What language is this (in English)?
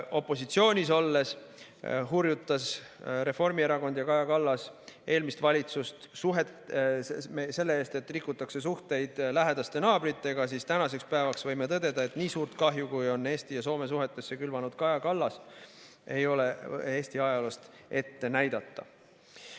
Estonian